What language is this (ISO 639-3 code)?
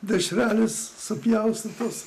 lit